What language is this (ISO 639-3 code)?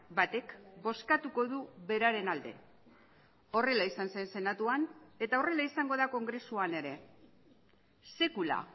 eus